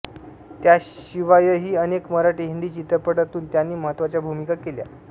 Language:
Marathi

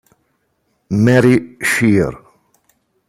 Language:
Italian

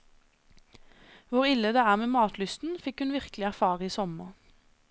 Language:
Norwegian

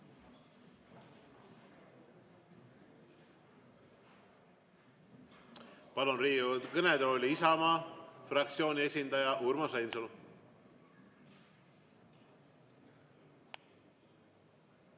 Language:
Estonian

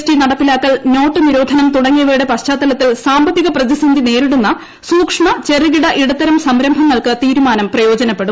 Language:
Malayalam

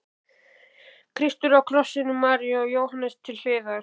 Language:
Icelandic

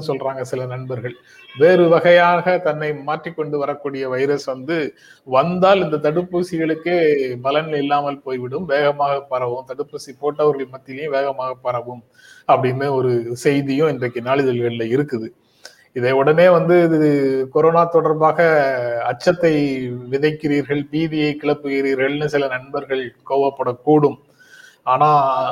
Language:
Tamil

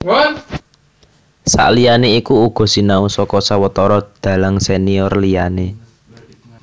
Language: Javanese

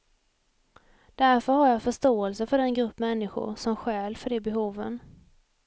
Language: Swedish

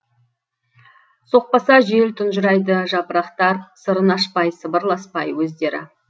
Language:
Kazakh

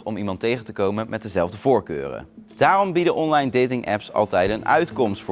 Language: Dutch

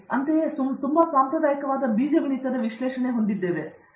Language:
Kannada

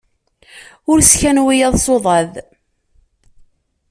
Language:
Kabyle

